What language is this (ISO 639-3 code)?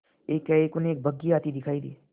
hin